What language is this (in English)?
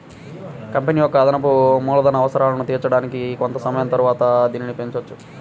Telugu